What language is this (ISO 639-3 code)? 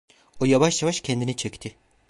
tur